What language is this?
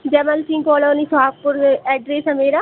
Hindi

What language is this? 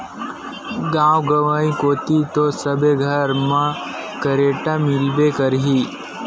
Chhattisgarhi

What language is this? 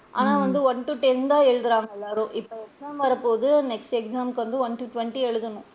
Tamil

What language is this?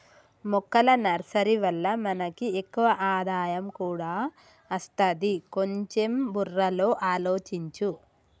Telugu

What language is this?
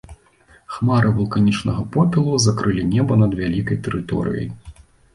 Belarusian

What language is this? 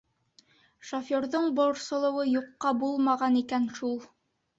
Bashkir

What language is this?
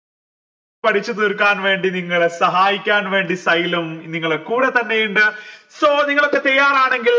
Malayalam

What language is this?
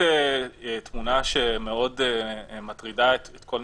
Hebrew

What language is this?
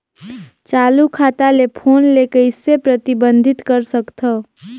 Chhattisgarhi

